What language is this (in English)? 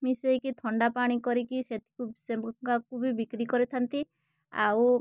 Odia